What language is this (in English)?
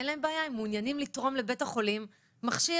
Hebrew